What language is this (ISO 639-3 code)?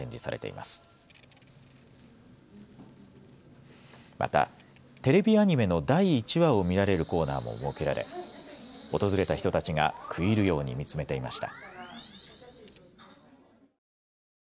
jpn